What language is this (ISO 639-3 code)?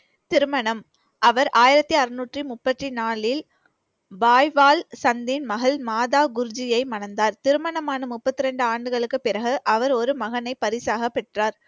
tam